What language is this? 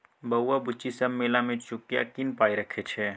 Maithili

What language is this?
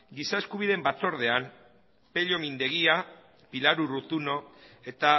Basque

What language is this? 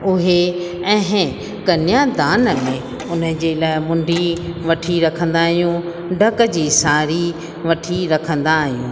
Sindhi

